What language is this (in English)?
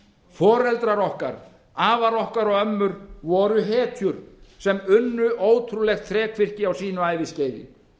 Icelandic